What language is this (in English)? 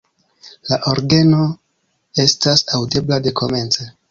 Esperanto